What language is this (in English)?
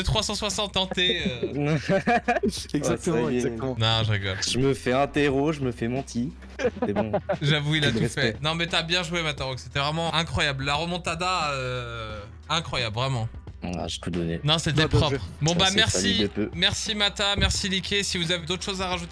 French